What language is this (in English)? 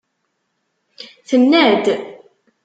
Kabyle